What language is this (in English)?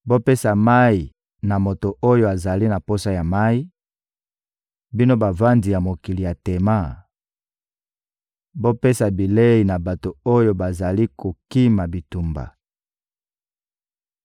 Lingala